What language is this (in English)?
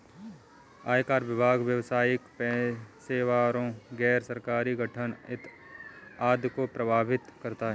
Hindi